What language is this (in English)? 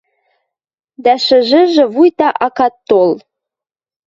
Western Mari